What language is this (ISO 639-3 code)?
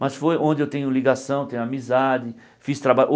por